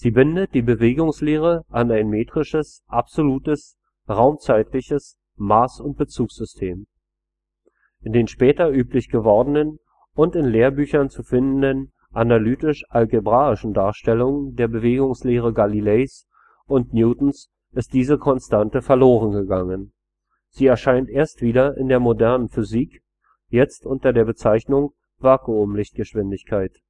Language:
German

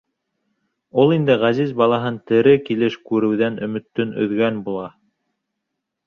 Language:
Bashkir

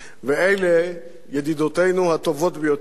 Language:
Hebrew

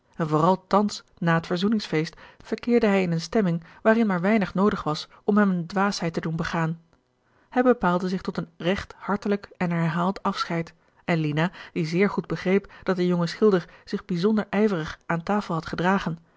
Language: Dutch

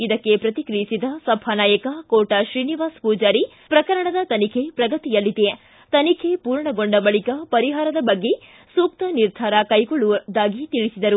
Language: Kannada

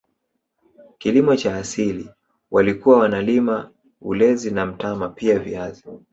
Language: Swahili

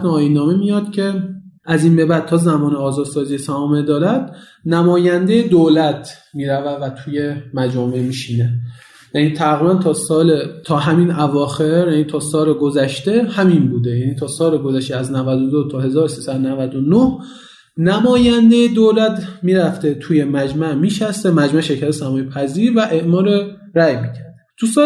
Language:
Persian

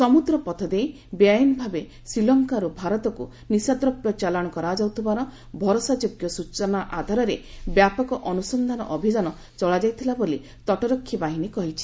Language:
Odia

